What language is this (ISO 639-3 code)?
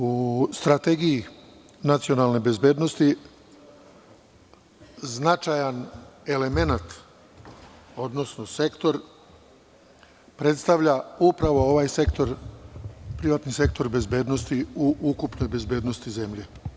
srp